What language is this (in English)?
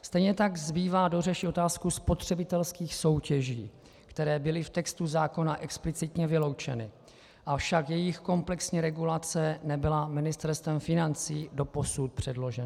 Czech